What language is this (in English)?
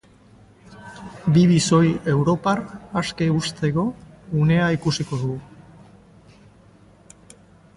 Basque